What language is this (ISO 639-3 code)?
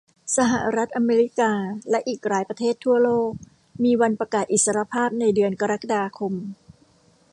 tha